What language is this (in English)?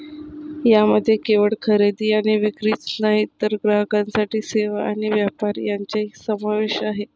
Marathi